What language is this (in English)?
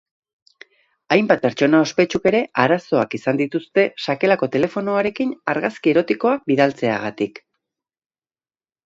Basque